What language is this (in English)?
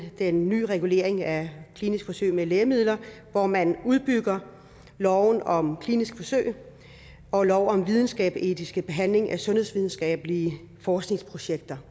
Danish